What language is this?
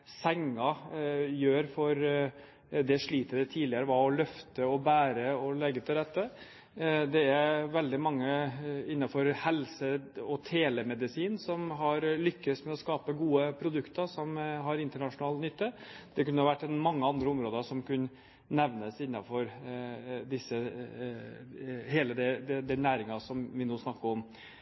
Norwegian Bokmål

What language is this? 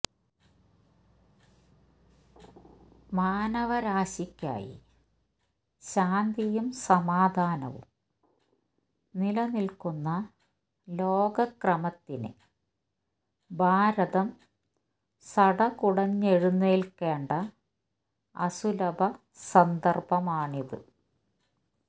Malayalam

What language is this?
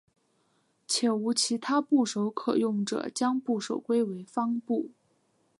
Chinese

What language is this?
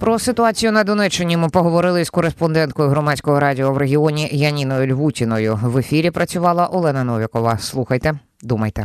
Ukrainian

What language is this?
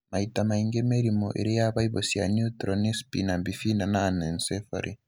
Kikuyu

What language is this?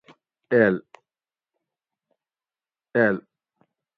Gawri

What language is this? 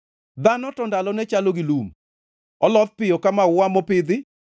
Luo (Kenya and Tanzania)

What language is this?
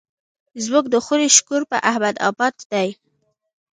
Pashto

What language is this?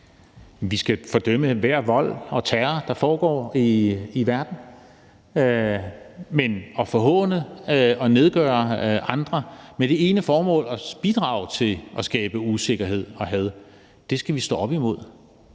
Danish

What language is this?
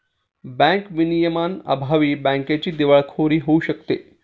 Marathi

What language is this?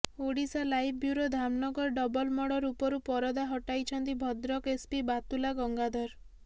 Odia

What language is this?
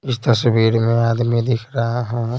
Hindi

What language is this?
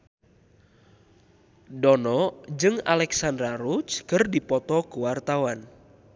Sundanese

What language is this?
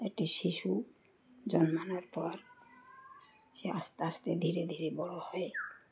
Bangla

